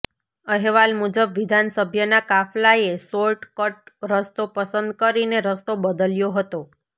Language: Gujarati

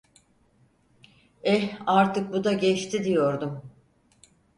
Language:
Turkish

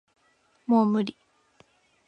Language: Japanese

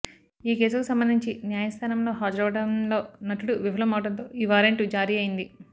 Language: Telugu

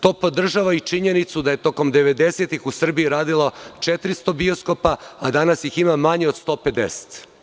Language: Serbian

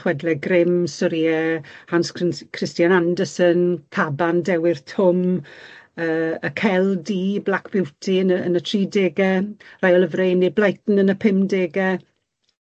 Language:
Welsh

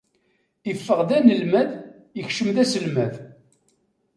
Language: Kabyle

